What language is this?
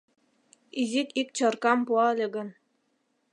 Mari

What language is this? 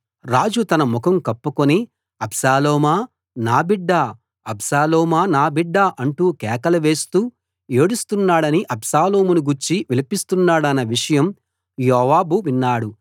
Telugu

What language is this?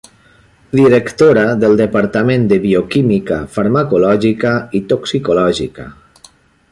Catalan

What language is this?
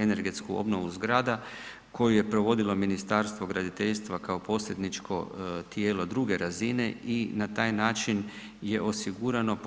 Croatian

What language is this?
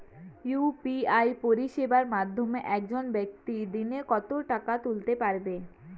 Bangla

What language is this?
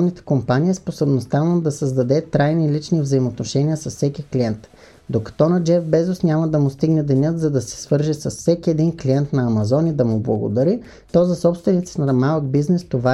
Bulgarian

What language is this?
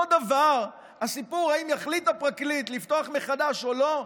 Hebrew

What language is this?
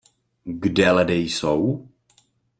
Czech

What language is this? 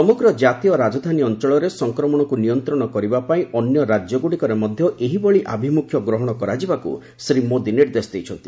Odia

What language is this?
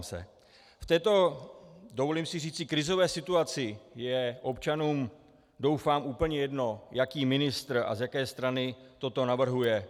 Czech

